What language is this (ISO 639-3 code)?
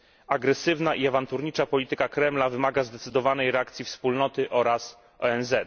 pol